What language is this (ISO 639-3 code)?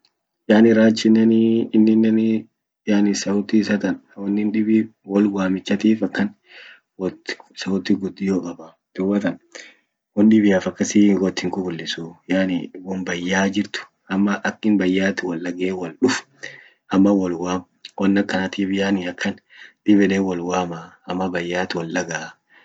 orc